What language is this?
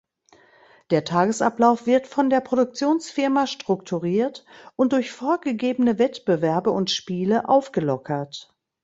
German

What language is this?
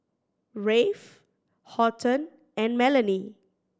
English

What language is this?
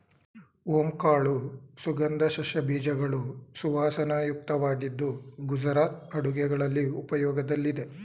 Kannada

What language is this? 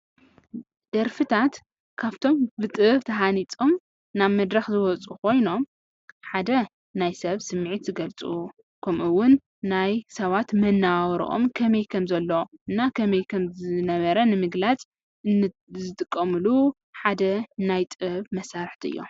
Tigrinya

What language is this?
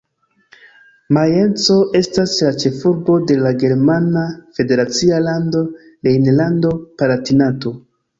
Esperanto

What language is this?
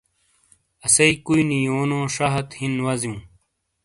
Shina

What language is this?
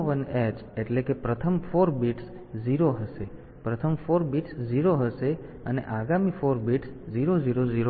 Gujarati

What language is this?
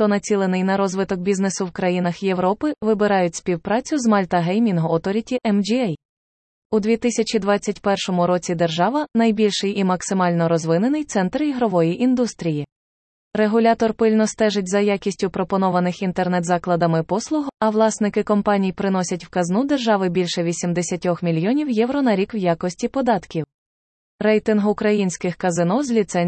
Ukrainian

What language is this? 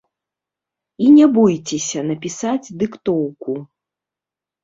Belarusian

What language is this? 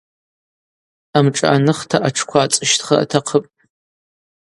Abaza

